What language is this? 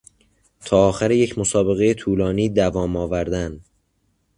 Persian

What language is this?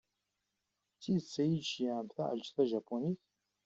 Kabyle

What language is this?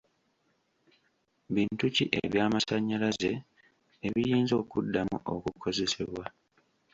Ganda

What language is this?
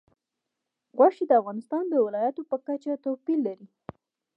Pashto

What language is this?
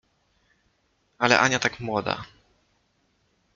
Polish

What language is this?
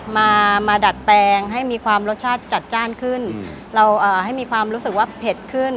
Thai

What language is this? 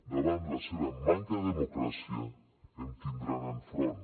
Catalan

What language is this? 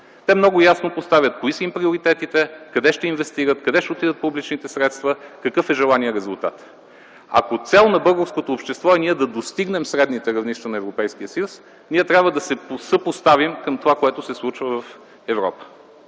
Bulgarian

